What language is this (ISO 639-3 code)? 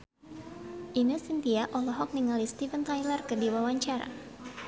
sun